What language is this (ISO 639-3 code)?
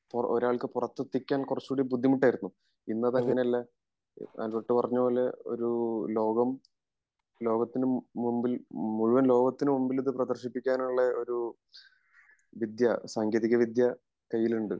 mal